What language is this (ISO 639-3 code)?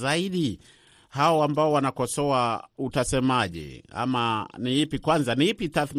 swa